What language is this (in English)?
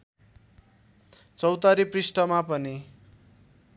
Nepali